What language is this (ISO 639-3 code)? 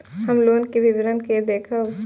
mai